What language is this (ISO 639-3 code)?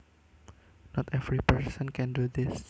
jav